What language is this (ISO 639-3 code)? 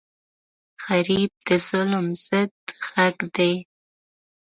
pus